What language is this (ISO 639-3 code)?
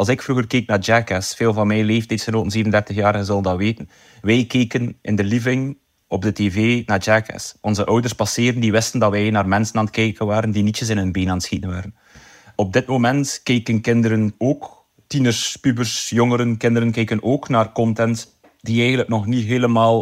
nld